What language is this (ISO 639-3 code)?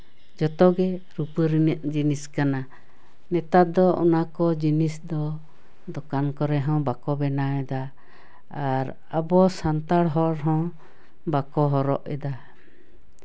sat